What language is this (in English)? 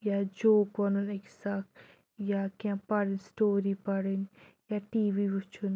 Kashmiri